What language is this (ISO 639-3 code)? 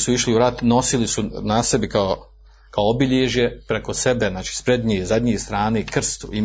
hrv